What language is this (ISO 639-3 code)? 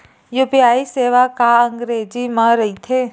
hne